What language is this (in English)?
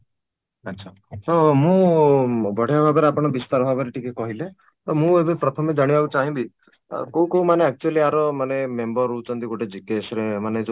Odia